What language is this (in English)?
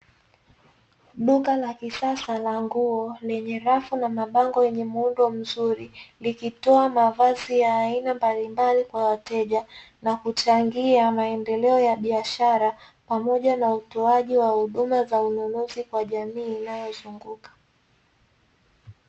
Swahili